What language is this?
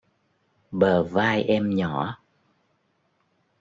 Vietnamese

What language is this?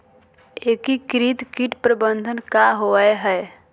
Magahi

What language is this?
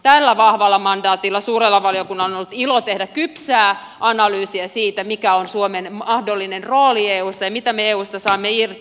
Finnish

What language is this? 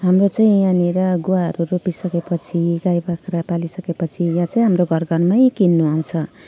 Nepali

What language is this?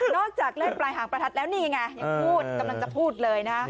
Thai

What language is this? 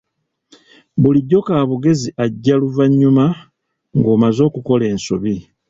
Ganda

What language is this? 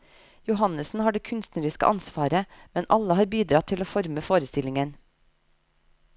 Norwegian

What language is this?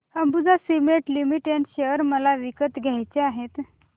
Marathi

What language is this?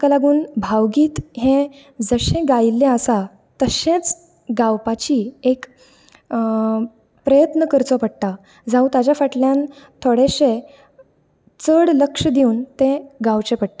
Konkani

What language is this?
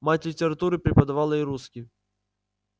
Russian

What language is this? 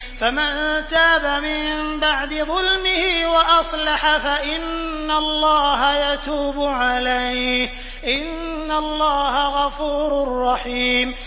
Arabic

